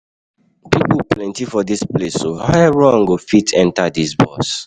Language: Nigerian Pidgin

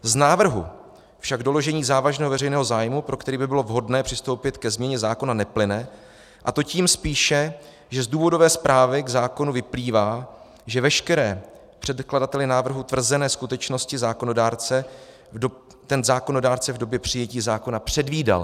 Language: Czech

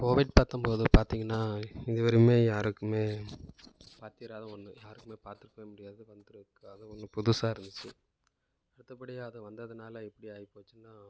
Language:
Tamil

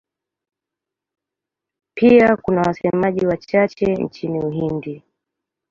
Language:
Swahili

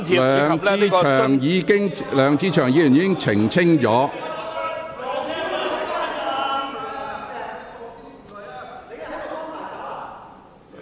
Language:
Cantonese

